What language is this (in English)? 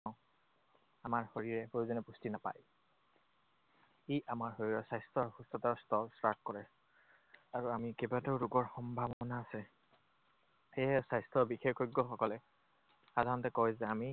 Assamese